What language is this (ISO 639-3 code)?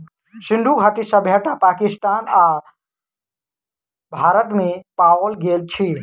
mai